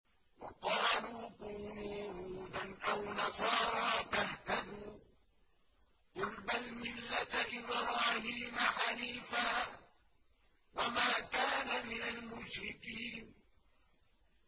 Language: Arabic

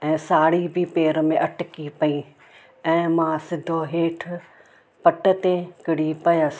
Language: Sindhi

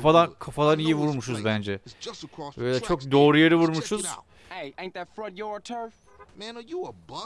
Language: Turkish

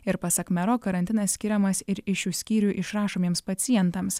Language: Lithuanian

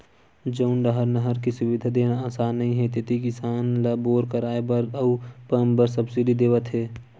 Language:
Chhattisgarhi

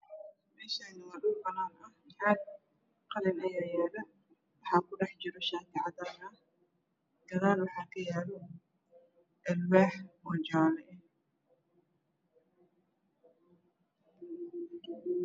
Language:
Somali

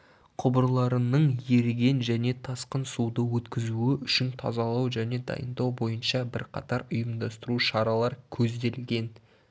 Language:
Kazakh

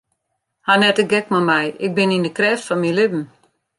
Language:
Western Frisian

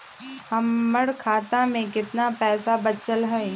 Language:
Magahi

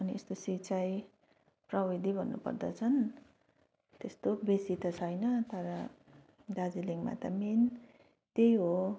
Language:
Nepali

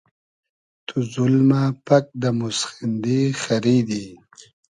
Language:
Hazaragi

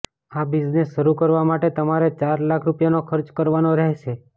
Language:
Gujarati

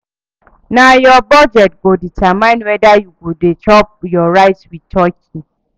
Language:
Nigerian Pidgin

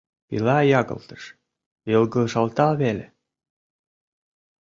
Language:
Mari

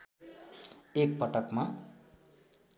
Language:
Nepali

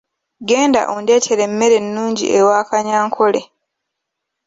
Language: Ganda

